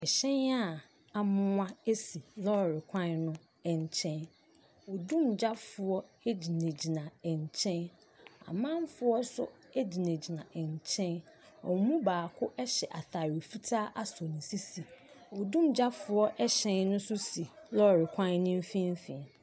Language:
Akan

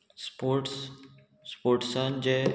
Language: Konkani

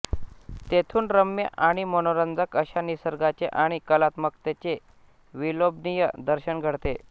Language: Marathi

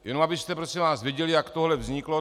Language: Czech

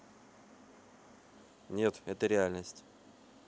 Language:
Russian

